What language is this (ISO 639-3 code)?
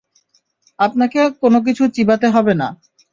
ben